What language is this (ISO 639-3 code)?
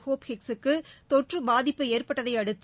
tam